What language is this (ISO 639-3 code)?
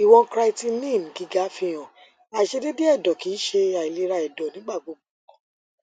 yor